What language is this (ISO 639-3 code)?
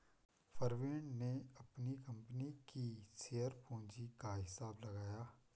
hin